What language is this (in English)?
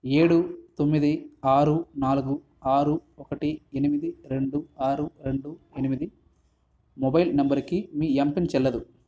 Telugu